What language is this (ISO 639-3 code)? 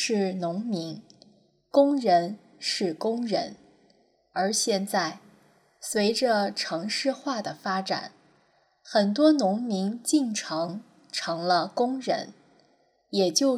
zho